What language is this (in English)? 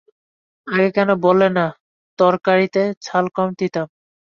Bangla